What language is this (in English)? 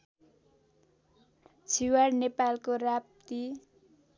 Nepali